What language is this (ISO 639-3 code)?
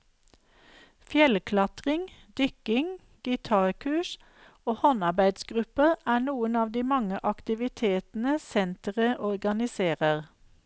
nor